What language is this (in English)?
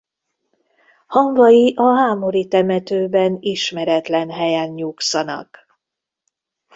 Hungarian